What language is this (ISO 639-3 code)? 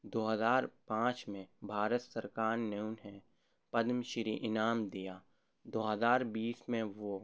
urd